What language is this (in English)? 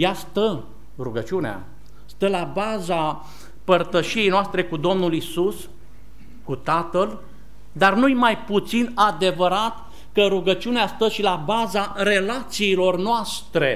Romanian